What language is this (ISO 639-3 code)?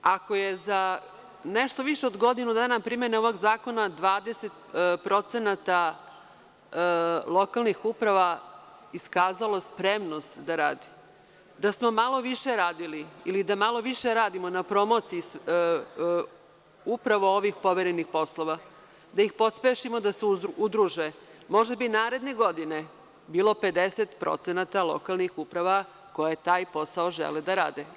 srp